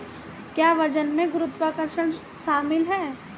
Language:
Hindi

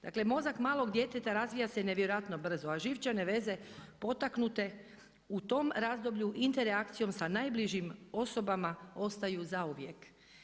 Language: Croatian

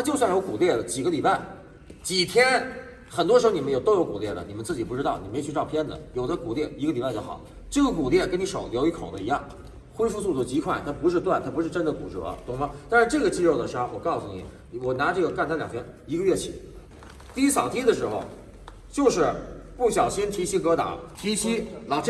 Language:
Chinese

